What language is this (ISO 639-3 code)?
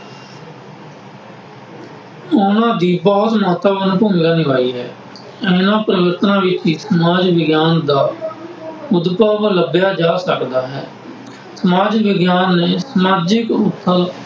pan